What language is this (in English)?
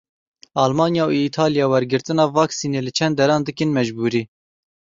Kurdish